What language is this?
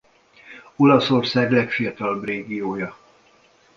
Hungarian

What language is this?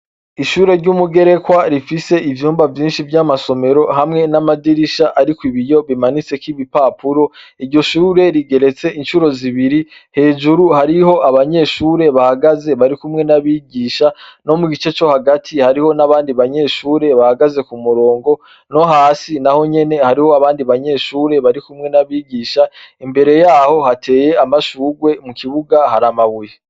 Rundi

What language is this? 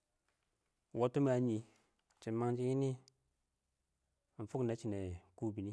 Awak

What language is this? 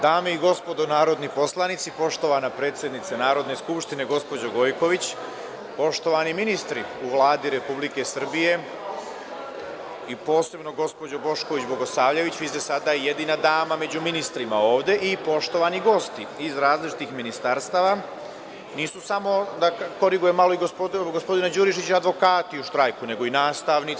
Serbian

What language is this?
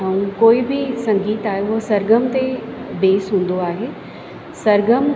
Sindhi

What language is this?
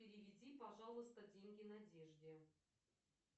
Russian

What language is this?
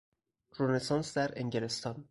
Persian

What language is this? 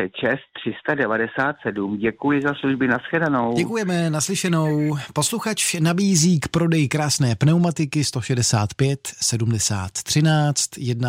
Czech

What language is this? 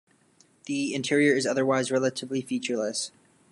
English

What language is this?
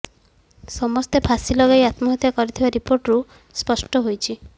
Odia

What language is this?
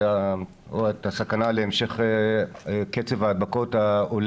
Hebrew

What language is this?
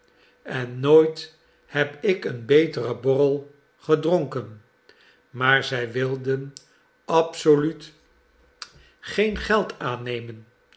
Dutch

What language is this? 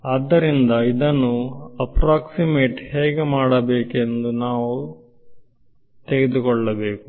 Kannada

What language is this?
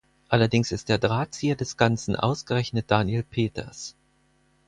German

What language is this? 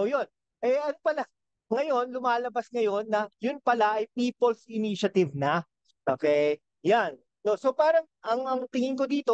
Filipino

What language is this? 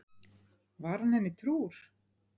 Icelandic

